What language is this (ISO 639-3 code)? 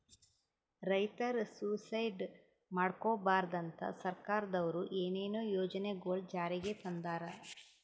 kan